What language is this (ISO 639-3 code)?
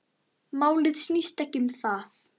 isl